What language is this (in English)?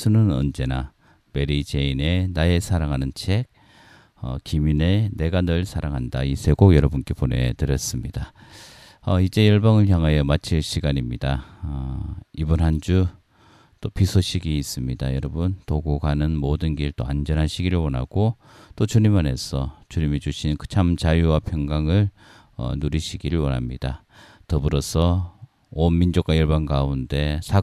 Korean